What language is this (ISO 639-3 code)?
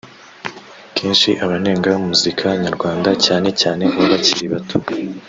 kin